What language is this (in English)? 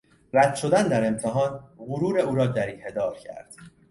Persian